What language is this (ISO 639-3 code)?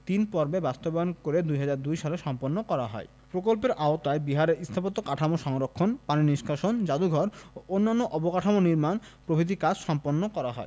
ben